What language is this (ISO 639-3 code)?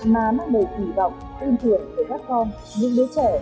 vie